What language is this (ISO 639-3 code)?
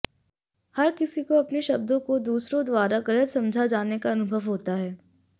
hin